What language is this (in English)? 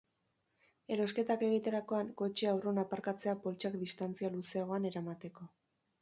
Basque